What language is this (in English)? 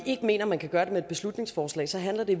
Danish